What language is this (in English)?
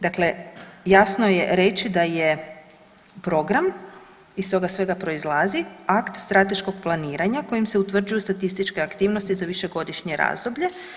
Croatian